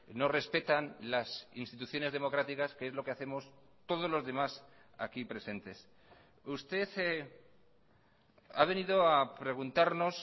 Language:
Spanish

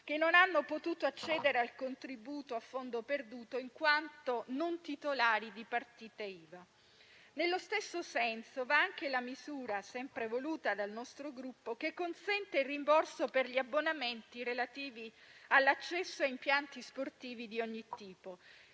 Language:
Italian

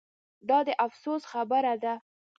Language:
Pashto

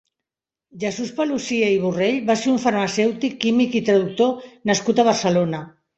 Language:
Catalan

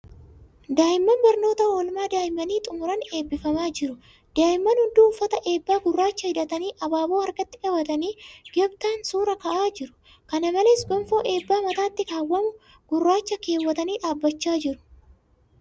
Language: Oromo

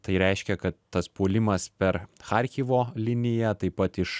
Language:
Lithuanian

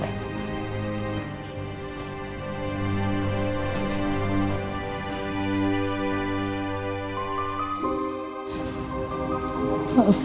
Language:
Indonesian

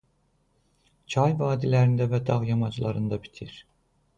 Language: Azerbaijani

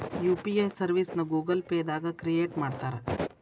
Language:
Kannada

